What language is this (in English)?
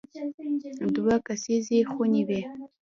Pashto